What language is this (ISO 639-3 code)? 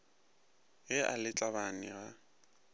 nso